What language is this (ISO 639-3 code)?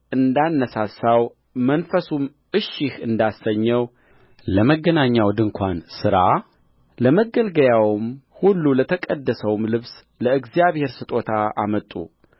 amh